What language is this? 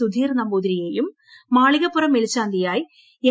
Malayalam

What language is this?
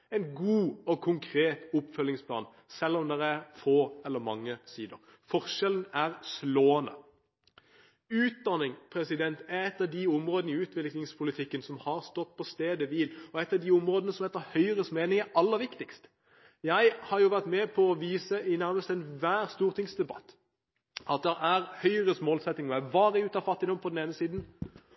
Norwegian Bokmål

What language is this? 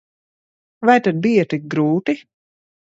Latvian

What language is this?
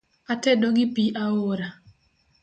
Luo (Kenya and Tanzania)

